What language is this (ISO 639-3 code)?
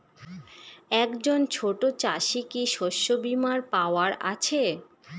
ben